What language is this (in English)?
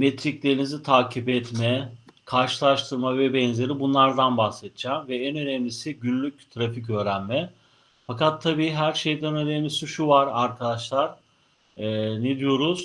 Turkish